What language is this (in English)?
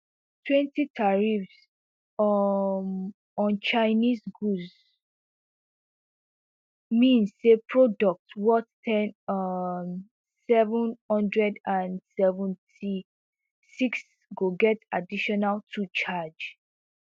Nigerian Pidgin